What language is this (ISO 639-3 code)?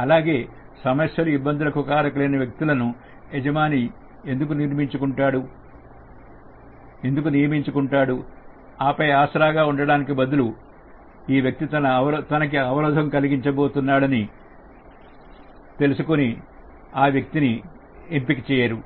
tel